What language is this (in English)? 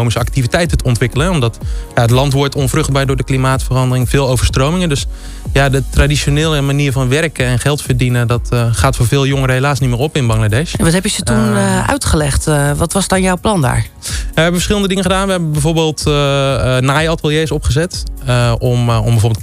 Dutch